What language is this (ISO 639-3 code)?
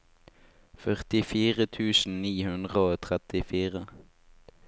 nor